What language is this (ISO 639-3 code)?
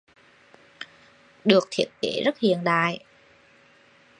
vie